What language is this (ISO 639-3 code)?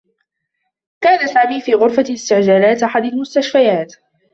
ara